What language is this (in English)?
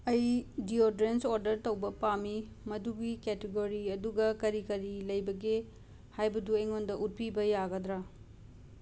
Manipuri